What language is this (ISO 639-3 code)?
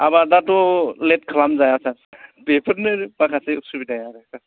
brx